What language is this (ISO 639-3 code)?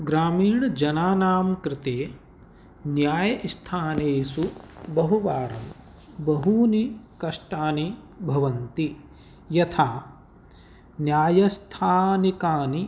san